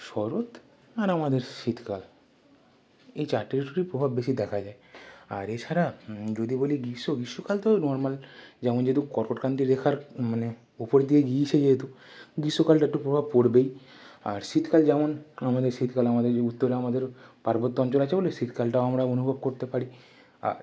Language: Bangla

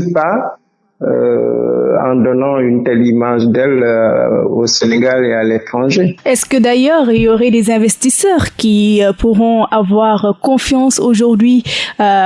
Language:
French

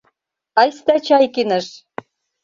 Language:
Mari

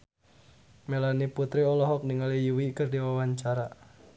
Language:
Sundanese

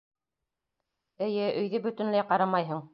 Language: Bashkir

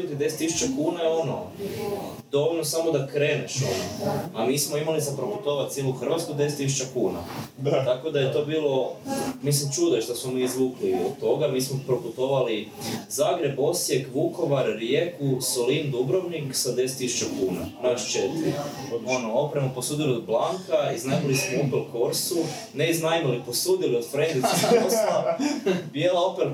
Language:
Croatian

